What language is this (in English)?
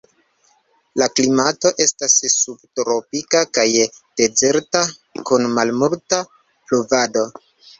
Esperanto